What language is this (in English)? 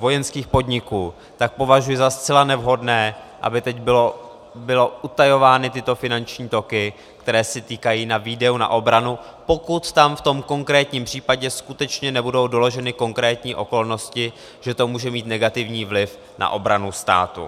Czech